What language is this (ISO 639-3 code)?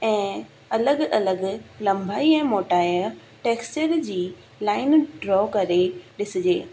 snd